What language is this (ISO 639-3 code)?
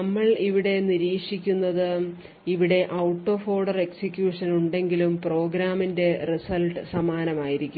mal